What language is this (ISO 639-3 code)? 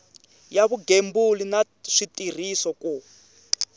tso